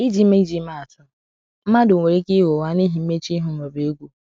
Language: Igbo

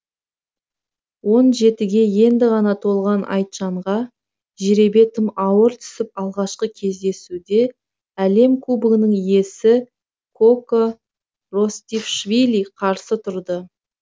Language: Kazakh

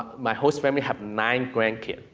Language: English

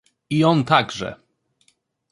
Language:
Polish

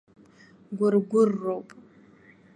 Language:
Abkhazian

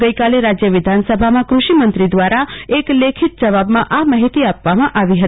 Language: Gujarati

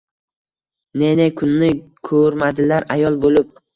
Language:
Uzbek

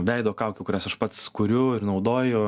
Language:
Lithuanian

